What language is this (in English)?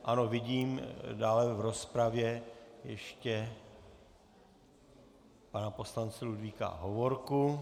Czech